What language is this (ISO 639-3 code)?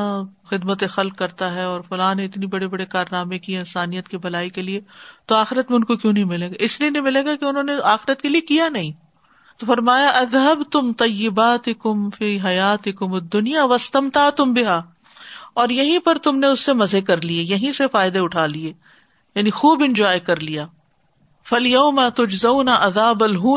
urd